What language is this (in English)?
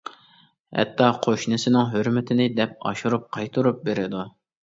Uyghur